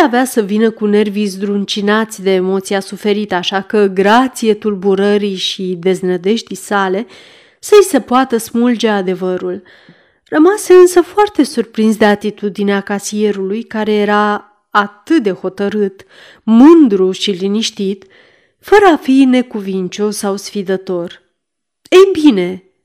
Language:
Romanian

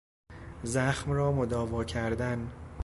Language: Persian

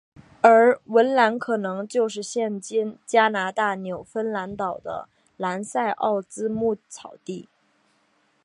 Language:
Chinese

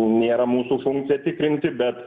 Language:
Lithuanian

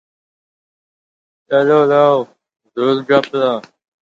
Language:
Uzbek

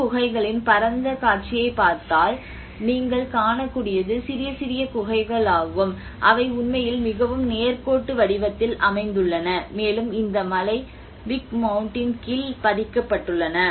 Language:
Tamil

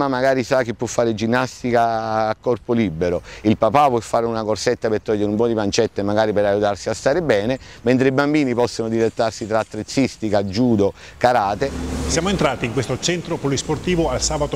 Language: Italian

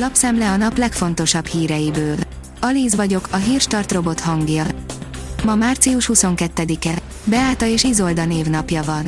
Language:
Hungarian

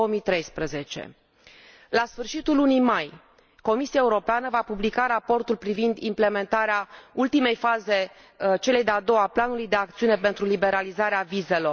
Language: Romanian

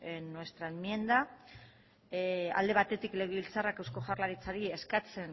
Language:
Basque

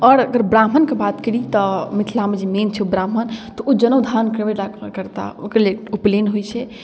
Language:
Maithili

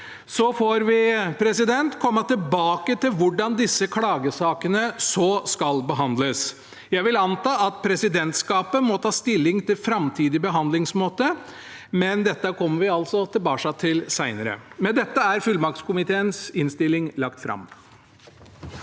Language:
Norwegian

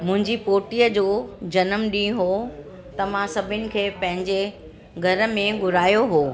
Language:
Sindhi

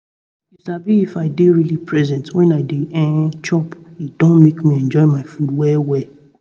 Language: Nigerian Pidgin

